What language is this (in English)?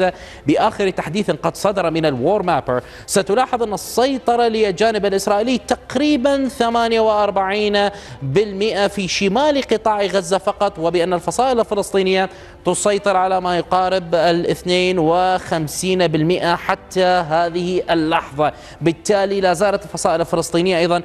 Arabic